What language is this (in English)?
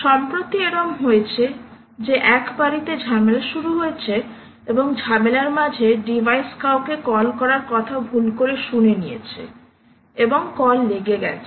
Bangla